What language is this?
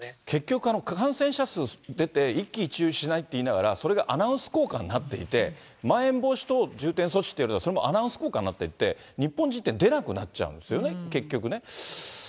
Japanese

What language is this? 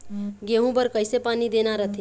Chhattisgarhi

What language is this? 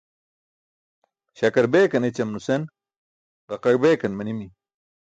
Burushaski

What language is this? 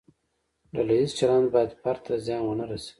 Pashto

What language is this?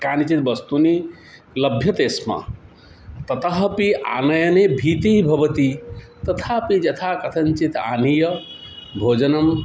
Sanskrit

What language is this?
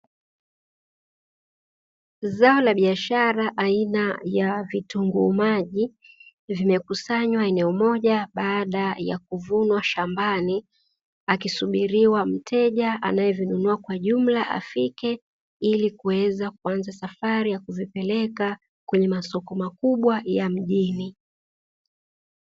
Swahili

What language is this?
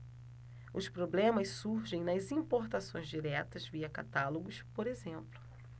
Portuguese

